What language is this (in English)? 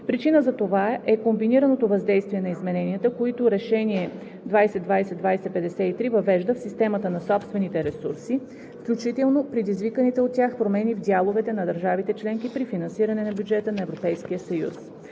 Bulgarian